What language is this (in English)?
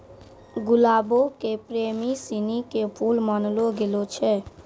Maithili